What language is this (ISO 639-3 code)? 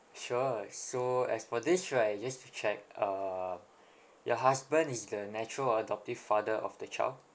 eng